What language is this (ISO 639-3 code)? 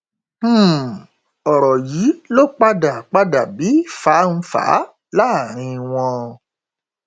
yor